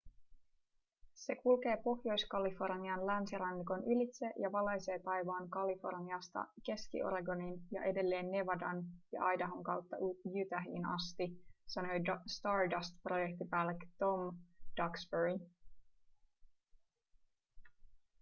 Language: Finnish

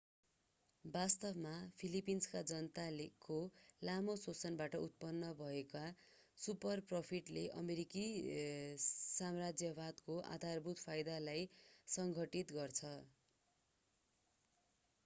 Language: Nepali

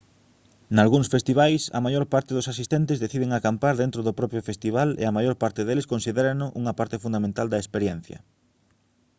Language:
Galician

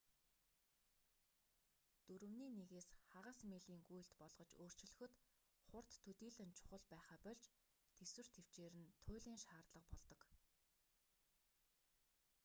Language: Mongolian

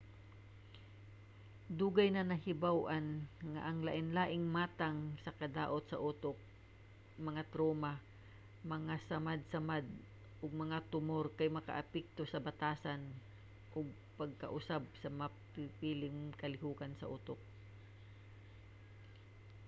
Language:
Cebuano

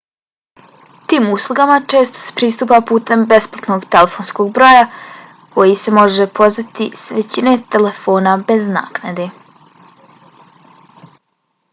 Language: Bosnian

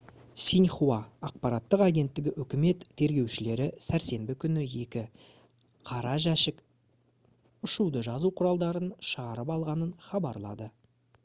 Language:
Kazakh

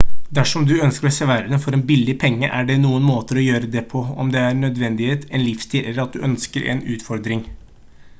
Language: Norwegian Bokmål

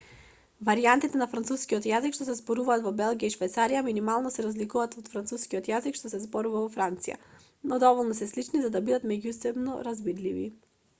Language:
Macedonian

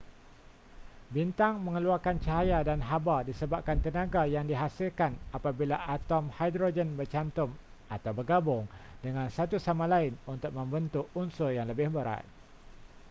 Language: Malay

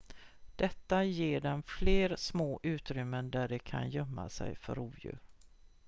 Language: Swedish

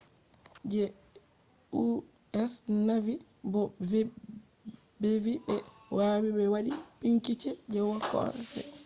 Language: Fula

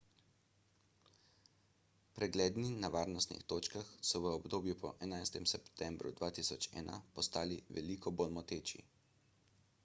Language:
Slovenian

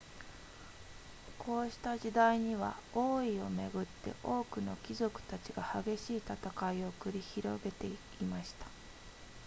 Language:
Japanese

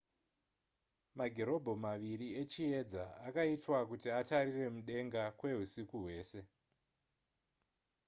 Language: Shona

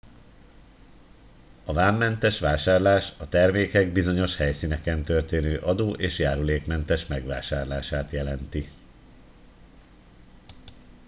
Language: Hungarian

